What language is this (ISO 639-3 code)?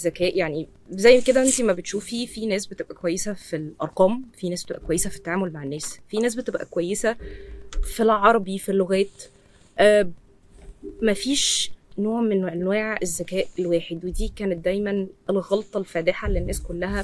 ara